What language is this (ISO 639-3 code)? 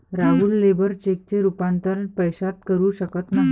mar